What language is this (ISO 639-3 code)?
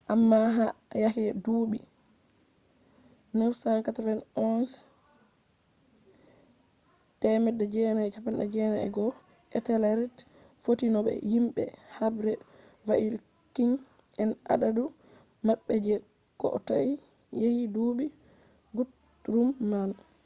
ful